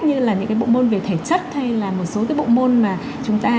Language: Vietnamese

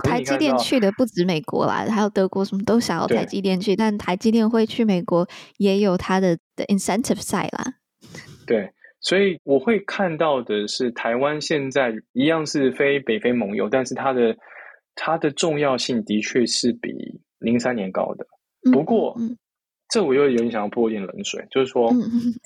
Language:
Chinese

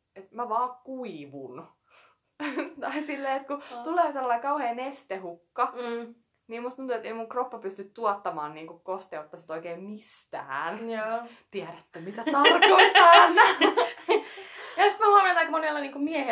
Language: Finnish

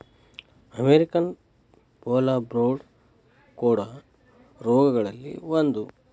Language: Kannada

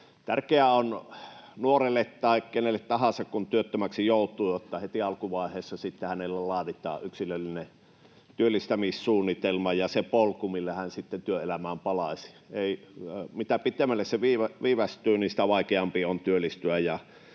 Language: Finnish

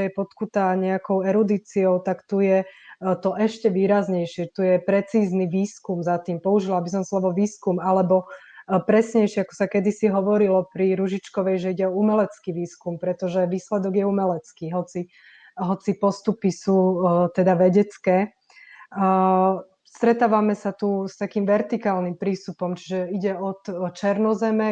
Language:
Slovak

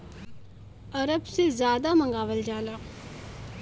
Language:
Bhojpuri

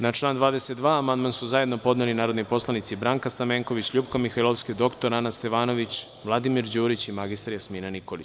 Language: Serbian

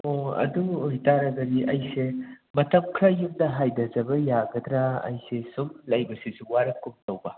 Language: Manipuri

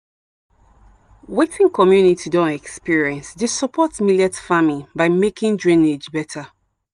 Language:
Nigerian Pidgin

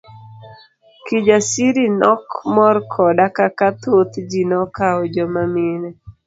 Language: Luo (Kenya and Tanzania)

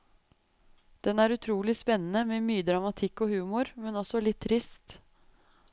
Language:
Norwegian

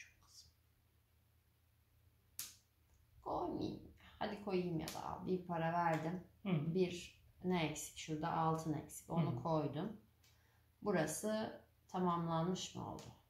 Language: Turkish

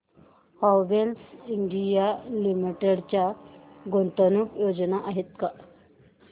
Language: Marathi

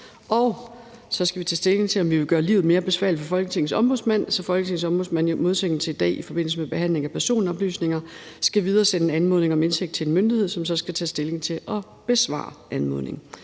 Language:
Danish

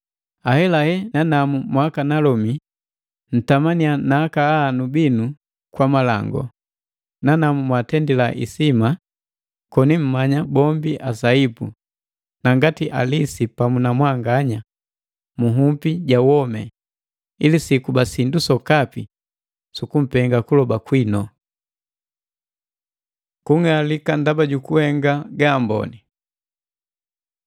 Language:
Matengo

